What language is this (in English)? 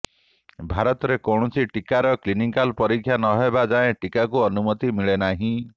Odia